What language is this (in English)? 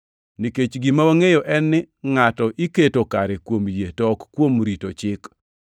Luo (Kenya and Tanzania)